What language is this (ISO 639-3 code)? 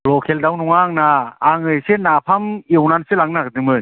brx